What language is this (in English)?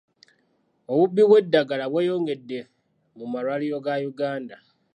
Ganda